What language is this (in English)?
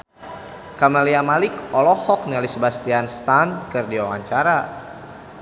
Sundanese